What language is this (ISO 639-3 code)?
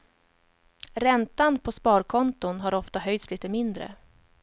swe